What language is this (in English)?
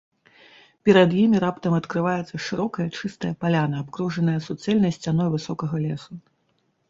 Belarusian